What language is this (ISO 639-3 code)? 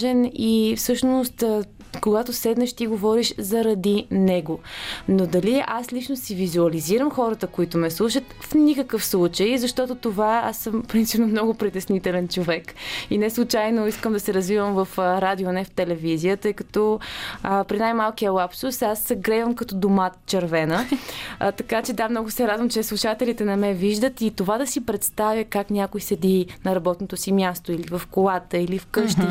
bul